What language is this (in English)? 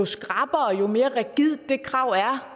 Danish